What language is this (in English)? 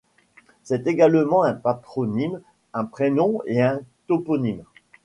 French